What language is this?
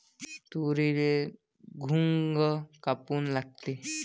Marathi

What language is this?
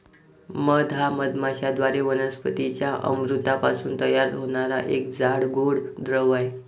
Marathi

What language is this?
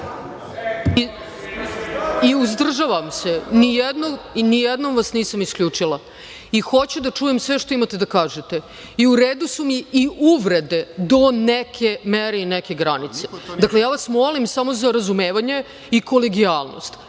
Serbian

